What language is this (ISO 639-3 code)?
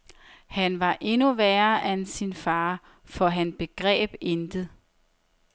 dan